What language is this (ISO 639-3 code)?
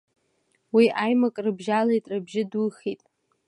abk